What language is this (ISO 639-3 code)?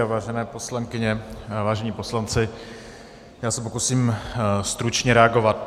ces